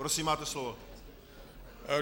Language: Czech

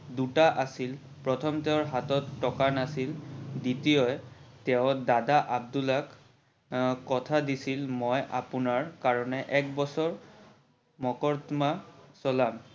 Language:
Assamese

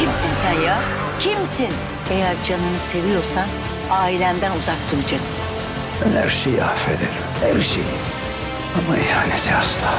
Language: Turkish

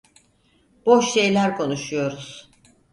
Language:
Turkish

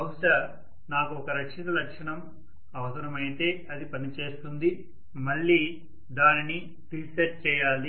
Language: Telugu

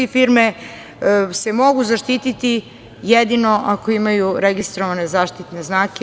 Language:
Serbian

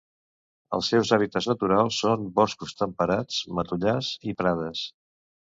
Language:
Catalan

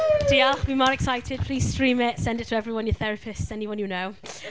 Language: Welsh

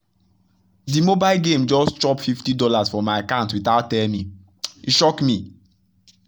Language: Nigerian Pidgin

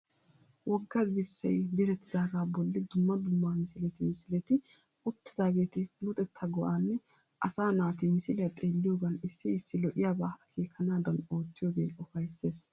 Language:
Wolaytta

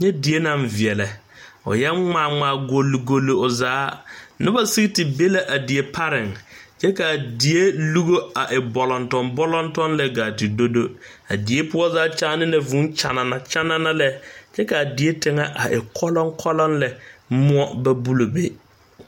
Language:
Southern Dagaare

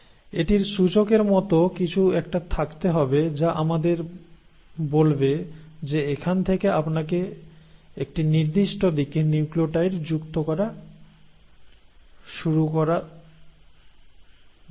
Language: Bangla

